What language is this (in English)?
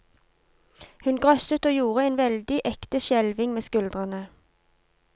Norwegian